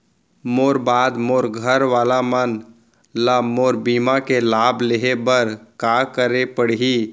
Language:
Chhattisgarhi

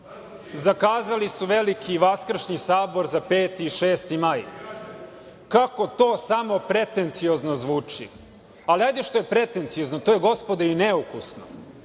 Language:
Serbian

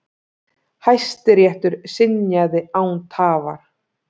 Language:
Icelandic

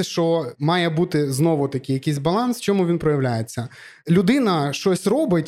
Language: Ukrainian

